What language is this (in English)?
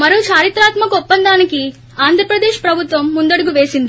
Telugu